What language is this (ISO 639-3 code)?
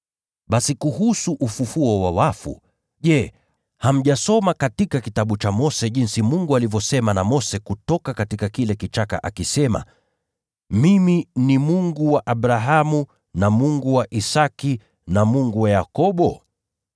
swa